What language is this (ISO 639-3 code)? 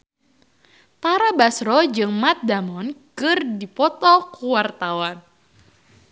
sun